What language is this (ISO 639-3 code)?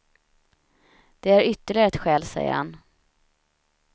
swe